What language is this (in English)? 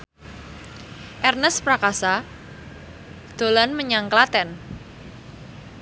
Javanese